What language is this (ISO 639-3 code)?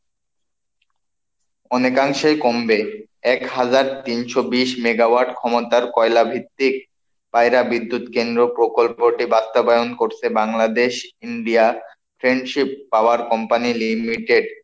ben